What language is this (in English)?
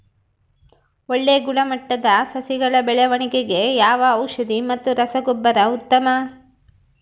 Kannada